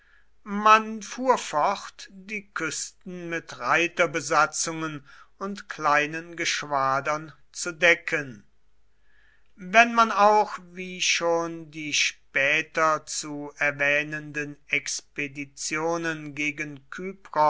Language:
German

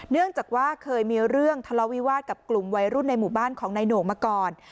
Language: Thai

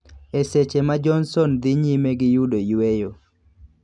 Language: Luo (Kenya and Tanzania)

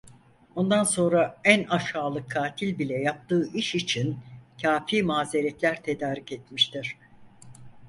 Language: Turkish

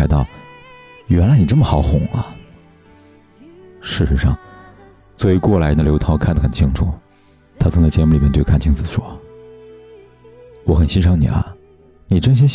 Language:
Chinese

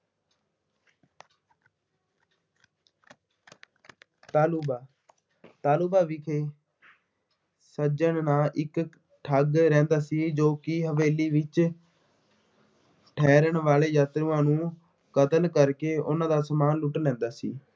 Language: Punjabi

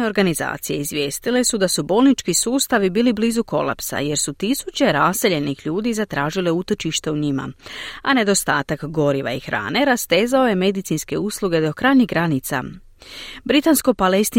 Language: Croatian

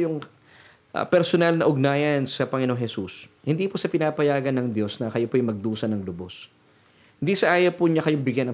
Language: Filipino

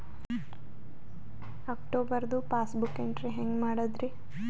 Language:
Kannada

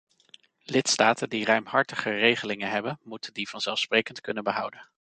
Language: Dutch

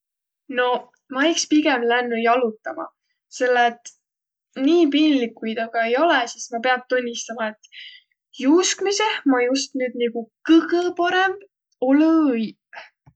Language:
Võro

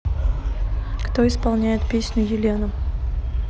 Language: Russian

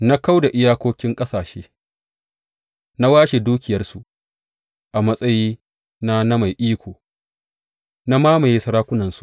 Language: Hausa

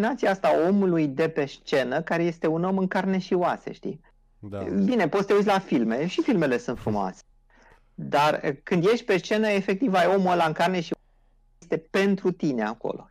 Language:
Romanian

